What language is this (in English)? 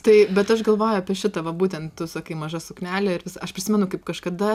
Lithuanian